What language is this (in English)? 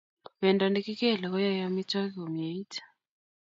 Kalenjin